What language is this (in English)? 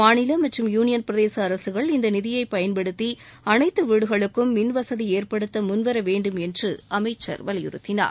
Tamil